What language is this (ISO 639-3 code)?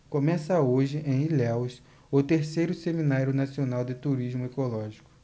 por